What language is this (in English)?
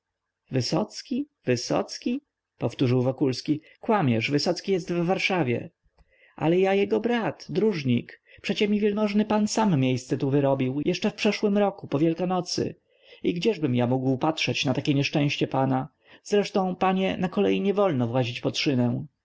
Polish